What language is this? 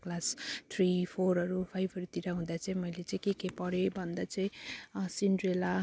Nepali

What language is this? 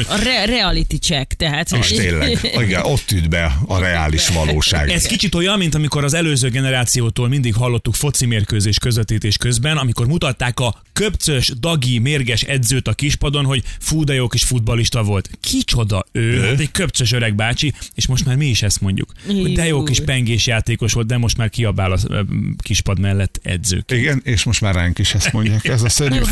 Hungarian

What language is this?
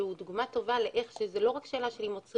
Hebrew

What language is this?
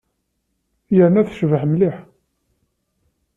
Kabyle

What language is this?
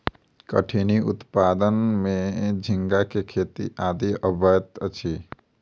Maithili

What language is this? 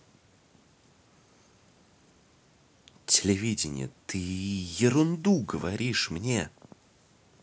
Russian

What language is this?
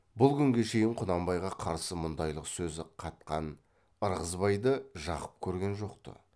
Kazakh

